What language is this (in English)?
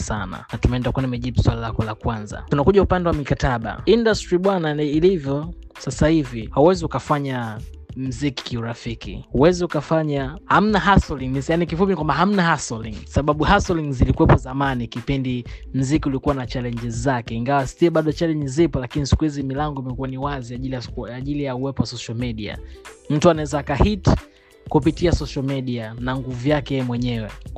Swahili